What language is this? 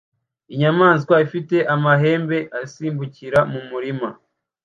Kinyarwanda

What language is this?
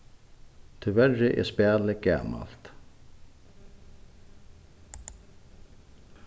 Faroese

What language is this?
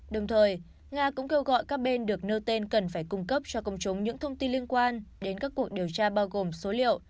Vietnamese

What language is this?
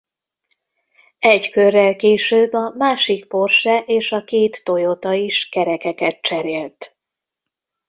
Hungarian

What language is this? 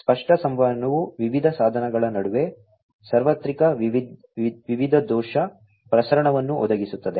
Kannada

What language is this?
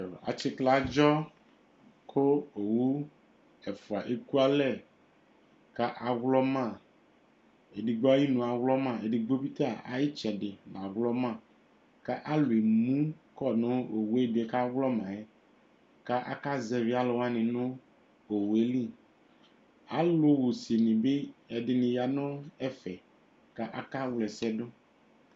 Ikposo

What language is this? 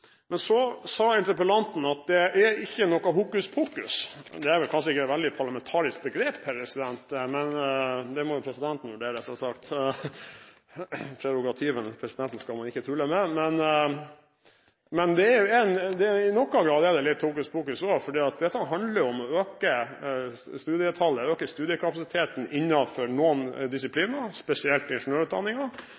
Norwegian Bokmål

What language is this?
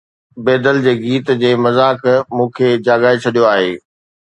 Sindhi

